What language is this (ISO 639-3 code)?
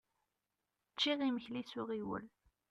kab